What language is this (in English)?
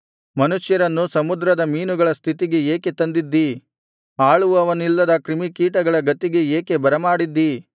Kannada